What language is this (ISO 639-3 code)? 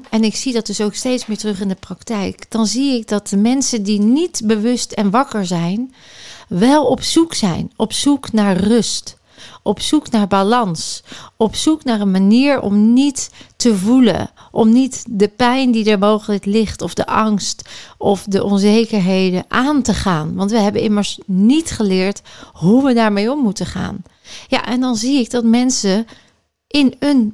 nld